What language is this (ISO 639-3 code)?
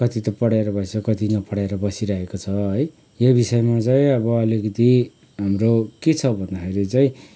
nep